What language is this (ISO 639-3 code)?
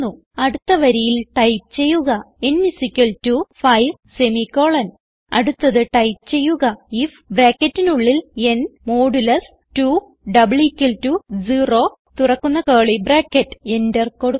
mal